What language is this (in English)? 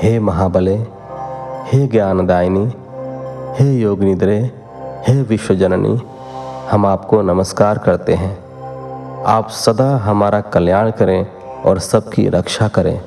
Hindi